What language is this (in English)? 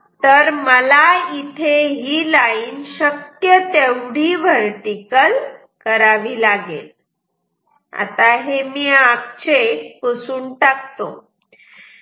Marathi